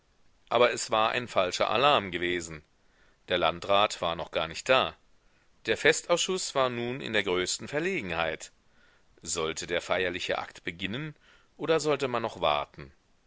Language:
German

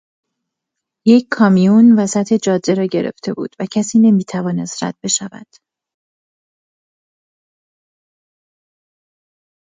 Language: Persian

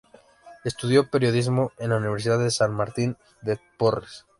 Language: Spanish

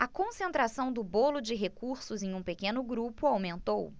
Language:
Portuguese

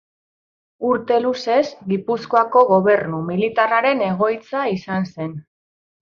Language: Basque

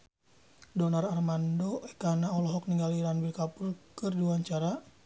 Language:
Sundanese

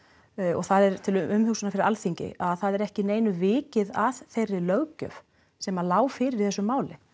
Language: Icelandic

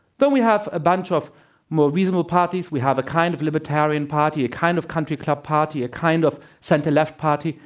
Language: English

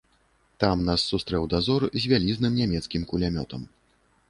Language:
Belarusian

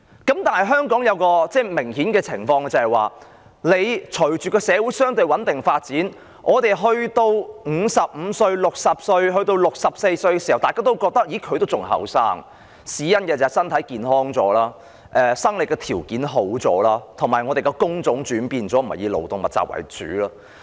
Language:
Cantonese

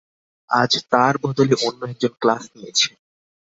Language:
Bangla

